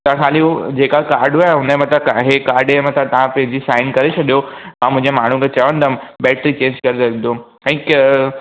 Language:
Sindhi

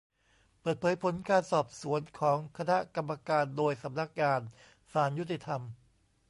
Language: Thai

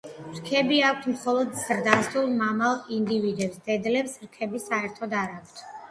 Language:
Georgian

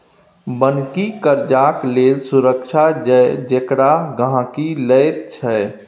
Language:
Maithili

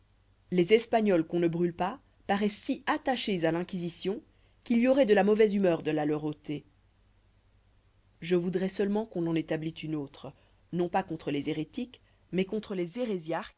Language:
French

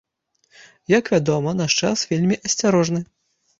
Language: Belarusian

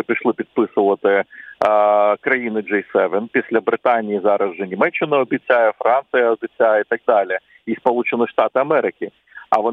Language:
Ukrainian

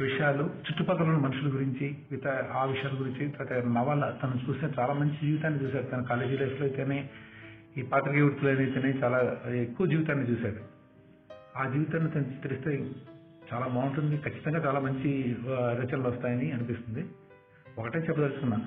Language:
Telugu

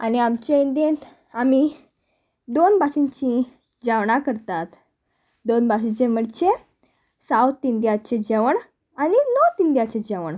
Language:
Konkani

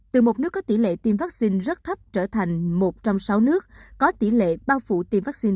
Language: Vietnamese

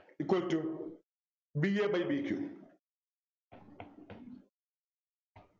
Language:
Malayalam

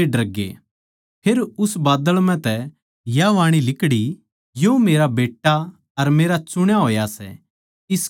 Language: Haryanvi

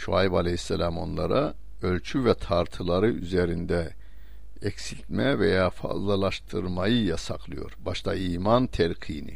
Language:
Turkish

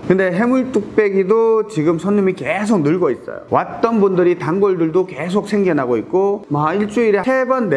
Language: Korean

